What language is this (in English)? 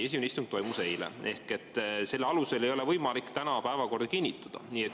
Estonian